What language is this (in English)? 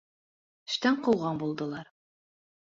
Bashkir